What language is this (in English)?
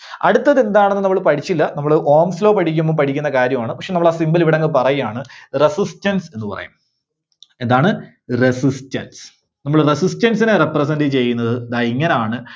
Malayalam